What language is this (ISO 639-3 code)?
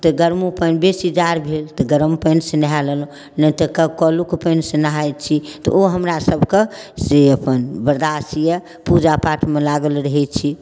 mai